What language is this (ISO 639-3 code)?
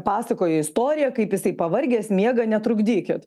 lit